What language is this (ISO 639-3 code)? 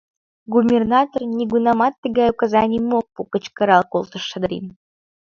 chm